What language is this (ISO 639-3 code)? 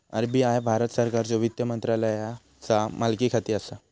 mar